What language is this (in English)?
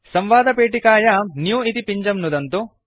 Sanskrit